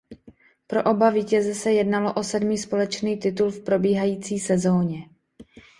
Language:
Czech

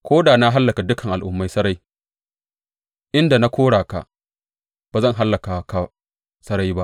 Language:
Hausa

